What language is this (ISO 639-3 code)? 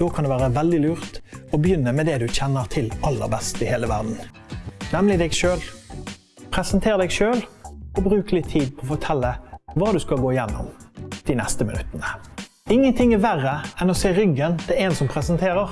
nor